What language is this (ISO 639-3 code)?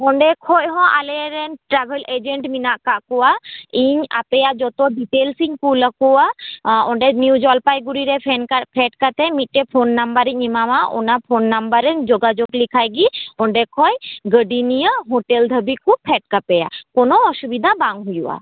sat